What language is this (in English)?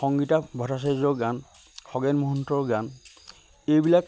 Assamese